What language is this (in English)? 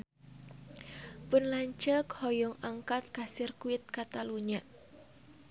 Sundanese